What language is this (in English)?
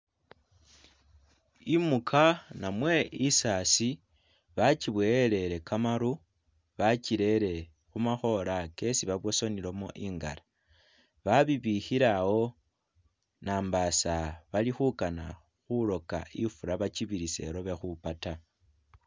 Masaaba